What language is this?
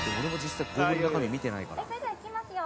Japanese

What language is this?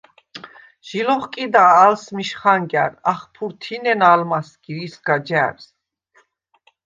Svan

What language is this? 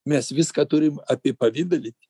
Lithuanian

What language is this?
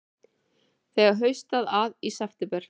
Icelandic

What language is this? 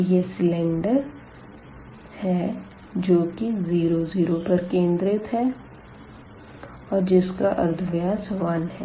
Hindi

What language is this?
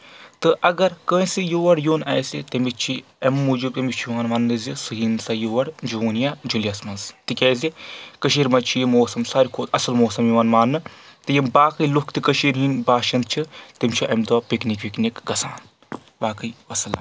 Kashmiri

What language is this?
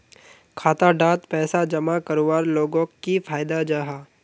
Magahi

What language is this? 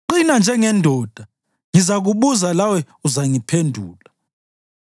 North Ndebele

